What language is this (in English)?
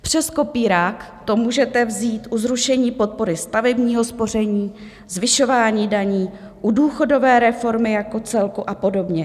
Czech